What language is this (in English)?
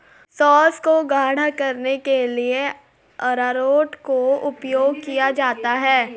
Hindi